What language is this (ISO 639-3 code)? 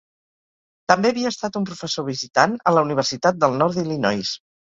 cat